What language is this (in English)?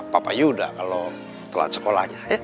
Indonesian